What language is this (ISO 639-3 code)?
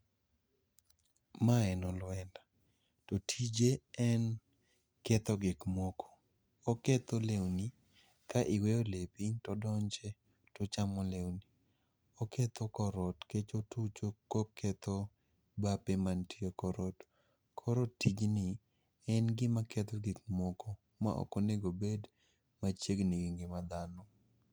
luo